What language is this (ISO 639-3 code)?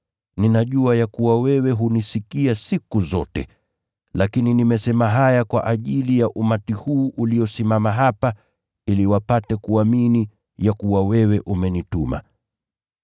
swa